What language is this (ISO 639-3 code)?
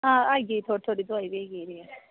doi